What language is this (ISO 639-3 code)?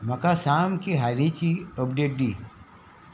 kok